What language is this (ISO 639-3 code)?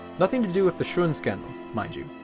eng